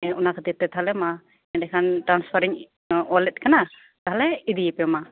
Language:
Santali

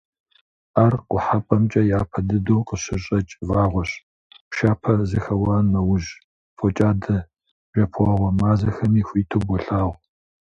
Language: Kabardian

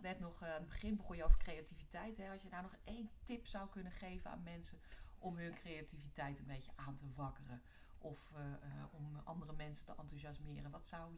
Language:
Dutch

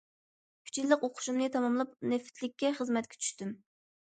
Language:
Uyghur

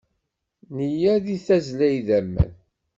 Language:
Kabyle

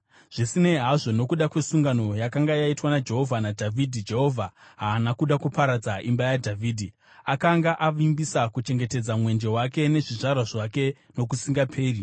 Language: Shona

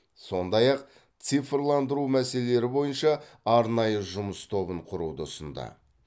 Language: Kazakh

